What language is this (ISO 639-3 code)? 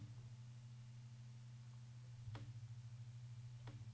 nor